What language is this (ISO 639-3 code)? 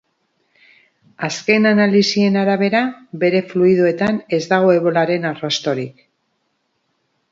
eus